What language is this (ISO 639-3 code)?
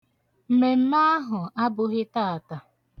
ibo